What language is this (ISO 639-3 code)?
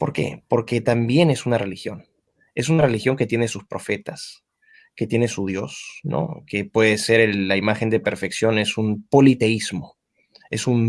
spa